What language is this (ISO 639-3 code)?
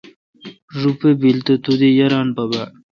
xka